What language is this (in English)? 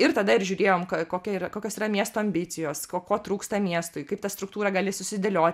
Lithuanian